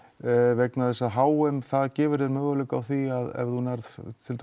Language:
Icelandic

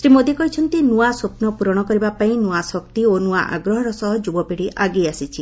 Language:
Odia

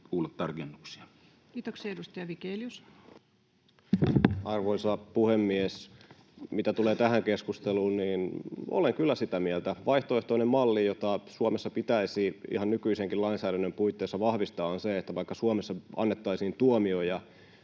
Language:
Finnish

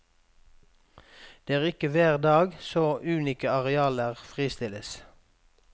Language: Norwegian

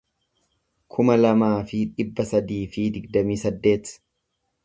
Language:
Oromo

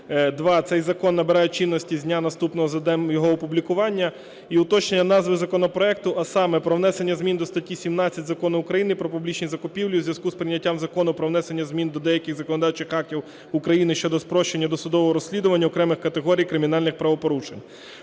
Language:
Ukrainian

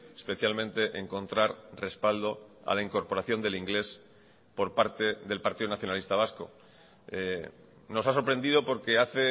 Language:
Spanish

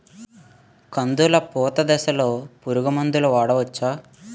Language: Telugu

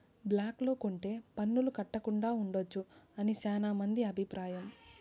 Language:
Telugu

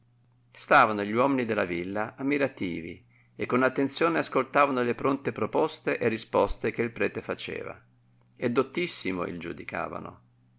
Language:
Italian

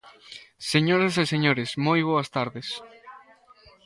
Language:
Galician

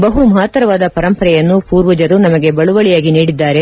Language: Kannada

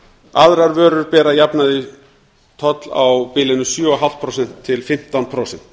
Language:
Icelandic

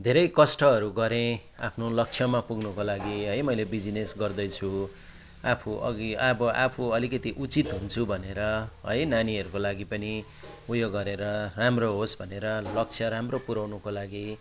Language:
Nepali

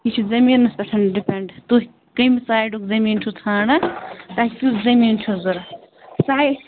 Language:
Kashmiri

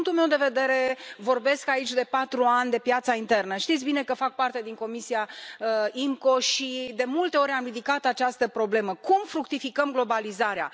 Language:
Romanian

